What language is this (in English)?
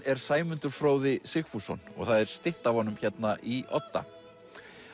Icelandic